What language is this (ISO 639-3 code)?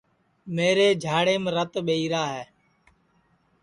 ssi